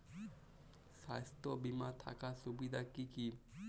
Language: Bangla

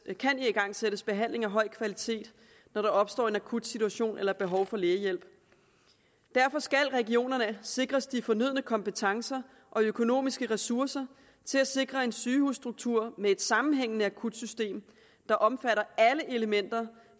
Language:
Danish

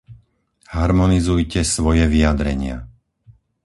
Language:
Slovak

